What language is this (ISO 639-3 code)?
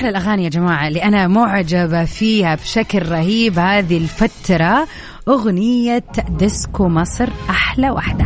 ara